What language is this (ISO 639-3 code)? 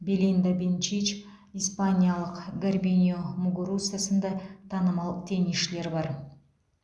kaz